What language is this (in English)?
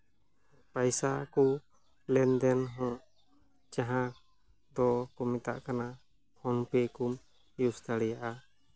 Santali